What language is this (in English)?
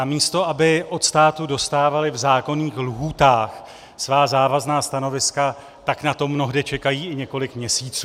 Czech